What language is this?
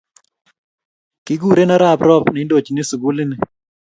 Kalenjin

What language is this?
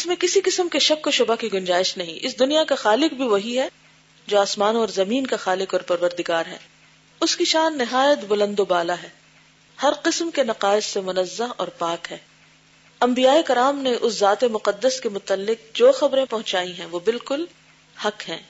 Urdu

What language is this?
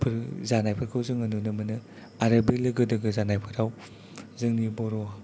Bodo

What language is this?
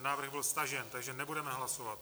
Czech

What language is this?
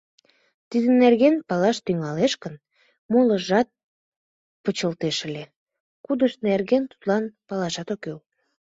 Mari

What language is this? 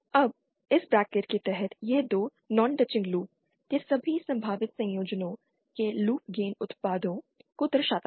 Hindi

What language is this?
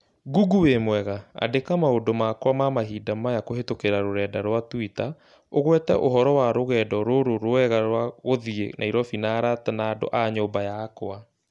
Kikuyu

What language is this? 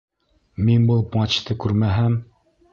Bashkir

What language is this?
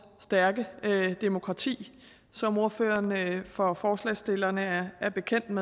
Danish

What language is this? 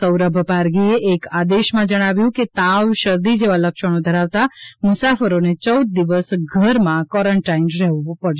Gujarati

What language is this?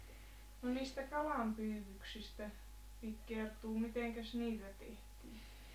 Finnish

